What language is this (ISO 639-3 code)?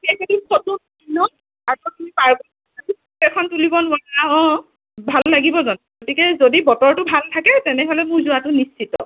asm